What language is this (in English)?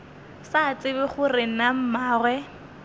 Northern Sotho